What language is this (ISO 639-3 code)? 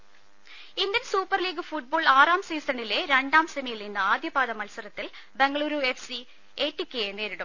mal